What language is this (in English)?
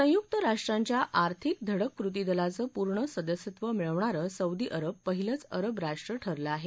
Marathi